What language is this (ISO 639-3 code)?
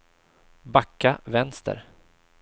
swe